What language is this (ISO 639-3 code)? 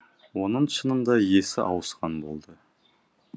kaz